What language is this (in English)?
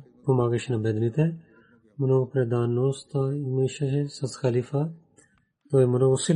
Bulgarian